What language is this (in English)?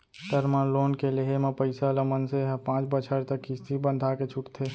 Chhattisgarhi